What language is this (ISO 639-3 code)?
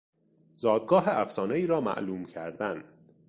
fas